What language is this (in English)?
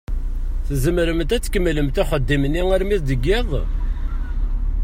Kabyle